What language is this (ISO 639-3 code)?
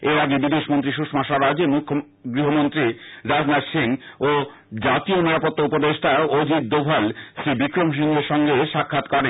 ben